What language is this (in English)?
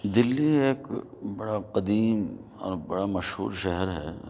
Urdu